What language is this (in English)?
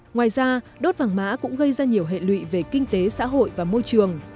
Vietnamese